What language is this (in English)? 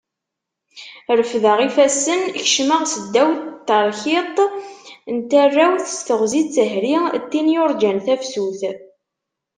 Kabyle